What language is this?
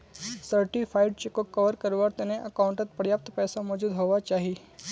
Magahi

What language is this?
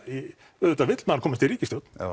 Icelandic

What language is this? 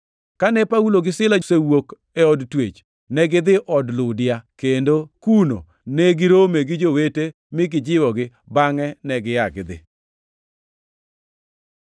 Luo (Kenya and Tanzania)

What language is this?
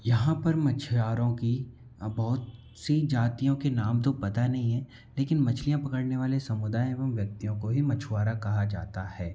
Hindi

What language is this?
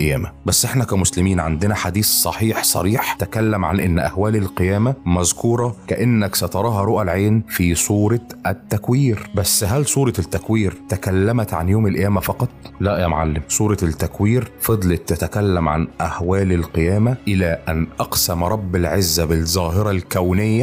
Arabic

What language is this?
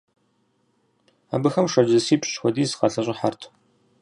Kabardian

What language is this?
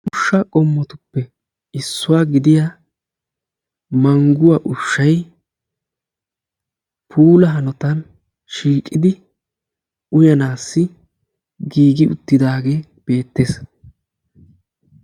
Wolaytta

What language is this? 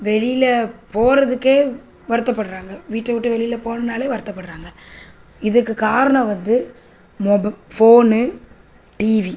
Tamil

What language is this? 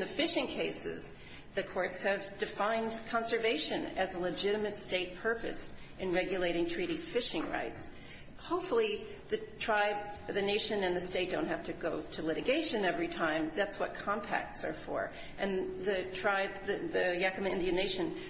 English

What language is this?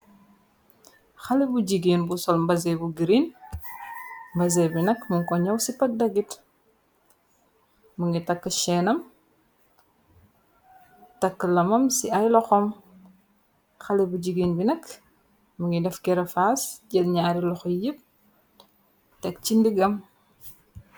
Wolof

